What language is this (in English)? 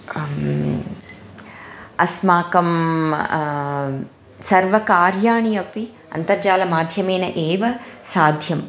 Sanskrit